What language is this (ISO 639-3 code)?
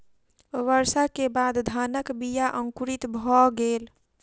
mai